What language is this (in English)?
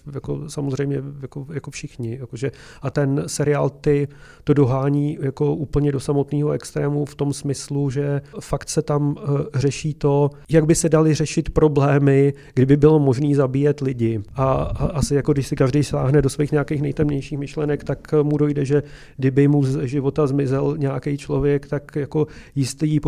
Czech